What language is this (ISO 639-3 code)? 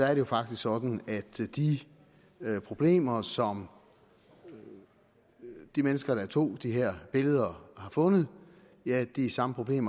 dan